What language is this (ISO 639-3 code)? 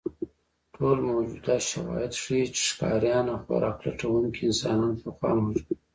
pus